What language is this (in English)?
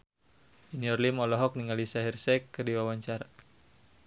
Sundanese